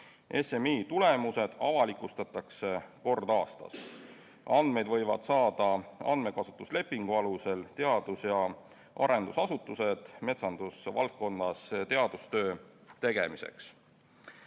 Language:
Estonian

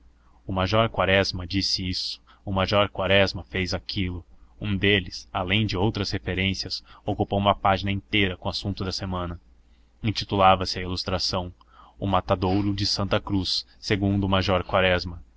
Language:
Portuguese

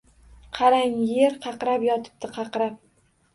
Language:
Uzbek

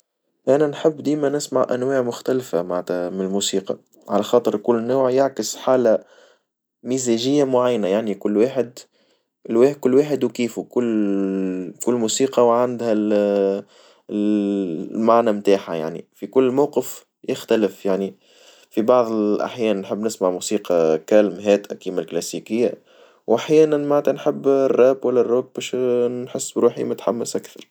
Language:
Tunisian Arabic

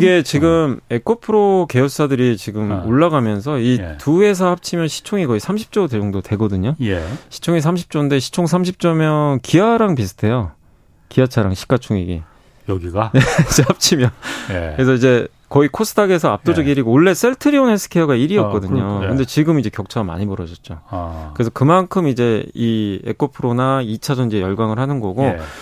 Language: Korean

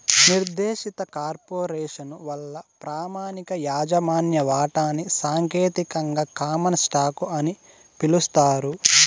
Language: Telugu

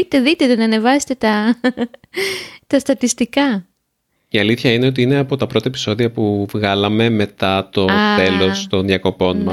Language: Greek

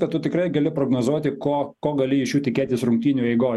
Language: Lithuanian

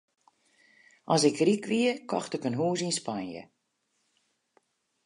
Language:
Western Frisian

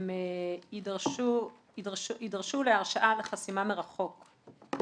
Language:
Hebrew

